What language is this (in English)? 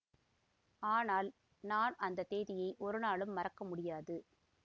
Tamil